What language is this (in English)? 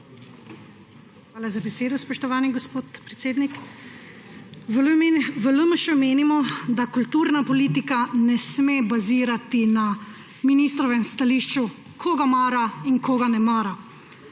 Slovenian